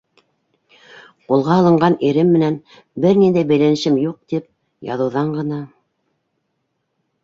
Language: Bashkir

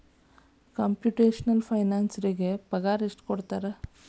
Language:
Kannada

